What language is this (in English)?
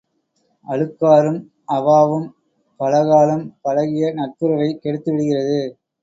Tamil